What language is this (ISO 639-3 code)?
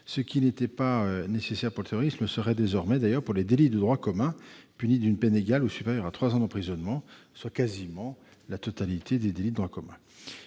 fra